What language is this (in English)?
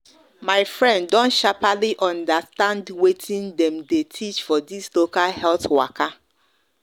Nigerian Pidgin